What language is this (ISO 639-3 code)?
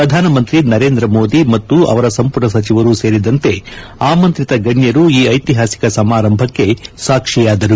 kan